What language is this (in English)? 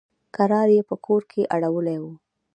Pashto